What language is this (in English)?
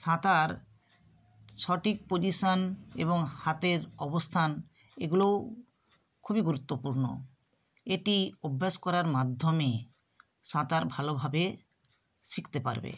Bangla